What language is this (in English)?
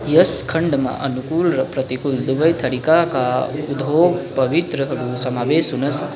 Nepali